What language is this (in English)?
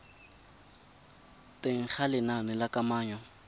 Tswana